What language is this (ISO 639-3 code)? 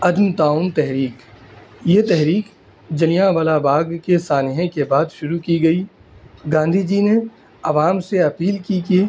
urd